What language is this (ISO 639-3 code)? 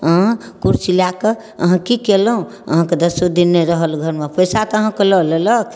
mai